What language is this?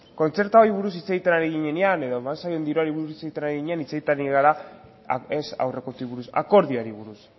Basque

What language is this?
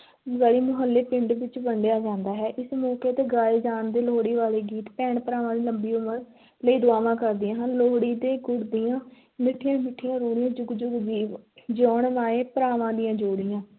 Punjabi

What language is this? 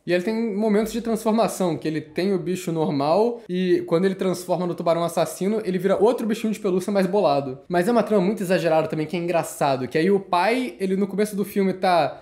Portuguese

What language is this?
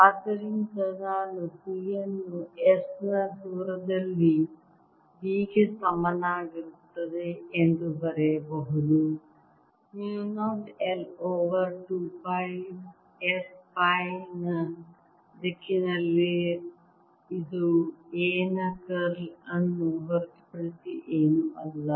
Kannada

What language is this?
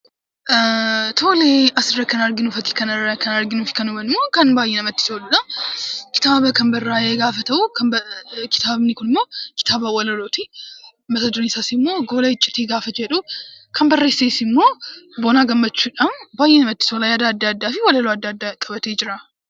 Oromo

